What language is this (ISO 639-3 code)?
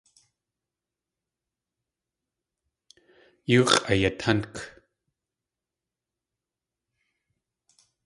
tli